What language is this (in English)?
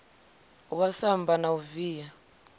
Venda